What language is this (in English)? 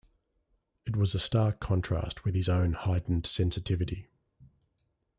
English